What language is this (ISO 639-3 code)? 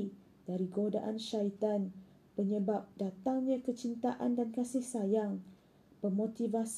msa